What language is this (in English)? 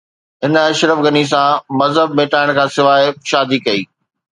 Sindhi